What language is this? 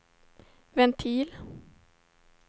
Swedish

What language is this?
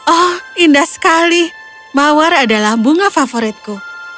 Indonesian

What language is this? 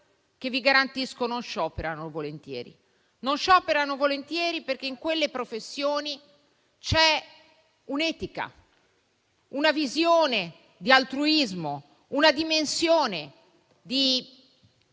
Italian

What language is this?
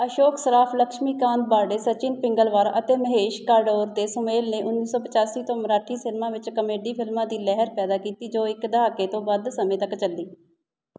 Punjabi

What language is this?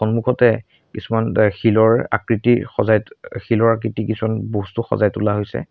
Assamese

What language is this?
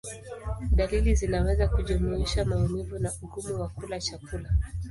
Swahili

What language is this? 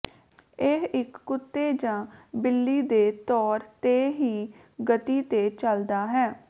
Punjabi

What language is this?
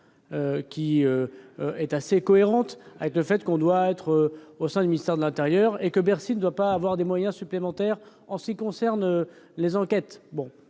French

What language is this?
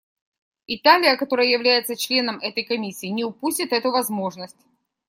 Russian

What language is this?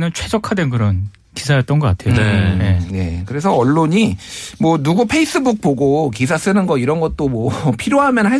Korean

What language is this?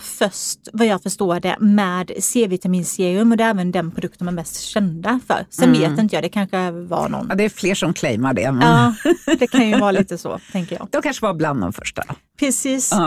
Swedish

